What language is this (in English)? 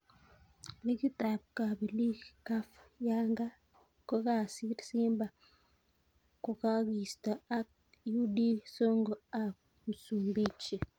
Kalenjin